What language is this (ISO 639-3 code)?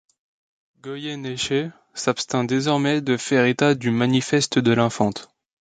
fra